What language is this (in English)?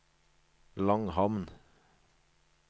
Norwegian